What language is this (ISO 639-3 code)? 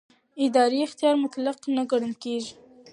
pus